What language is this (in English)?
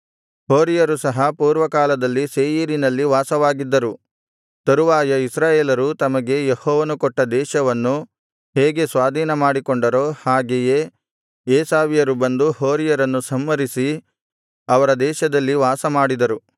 Kannada